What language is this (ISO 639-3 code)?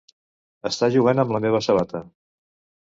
cat